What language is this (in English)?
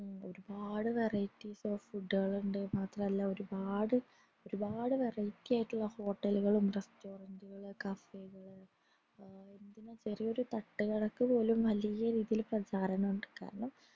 Malayalam